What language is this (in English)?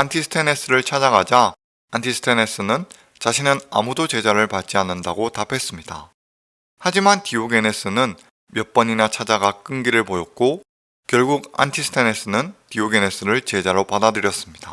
Korean